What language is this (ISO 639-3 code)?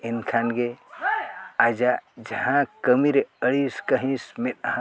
sat